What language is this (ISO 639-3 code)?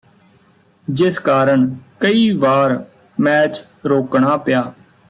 pan